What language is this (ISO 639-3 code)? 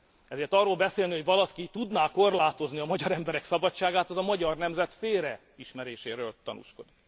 hun